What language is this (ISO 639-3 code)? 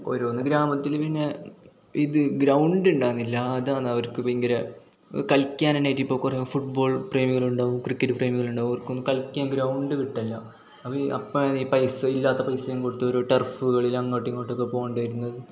mal